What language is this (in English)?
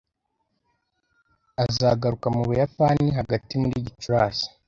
Kinyarwanda